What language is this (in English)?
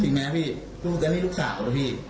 Thai